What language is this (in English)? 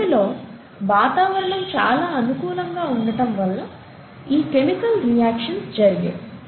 Telugu